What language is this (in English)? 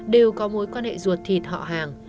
Vietnamese